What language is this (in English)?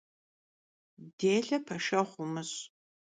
Kabardian